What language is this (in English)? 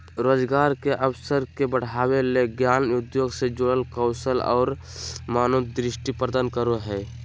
Magahi